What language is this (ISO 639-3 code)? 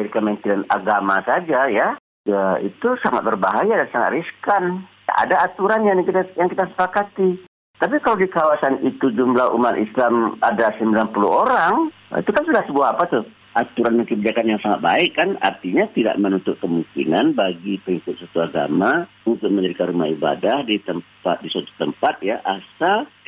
ind